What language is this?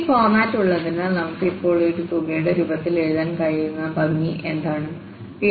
Malayalam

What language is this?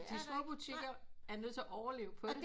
Danish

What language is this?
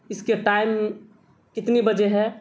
Urdu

